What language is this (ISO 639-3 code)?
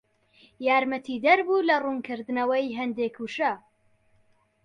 ckb